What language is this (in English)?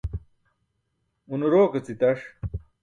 Burushaski